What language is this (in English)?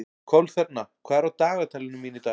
Icelandic